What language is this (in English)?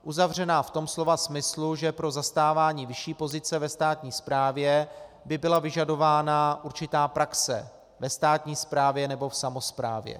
Czech